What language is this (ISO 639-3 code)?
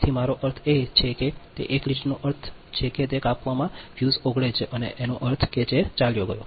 guj